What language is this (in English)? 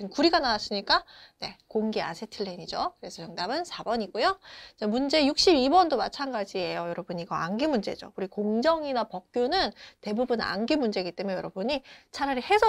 Korean